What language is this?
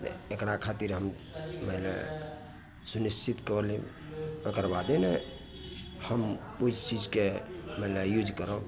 Maithili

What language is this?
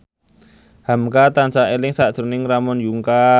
Javanese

